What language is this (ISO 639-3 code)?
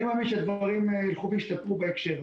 heb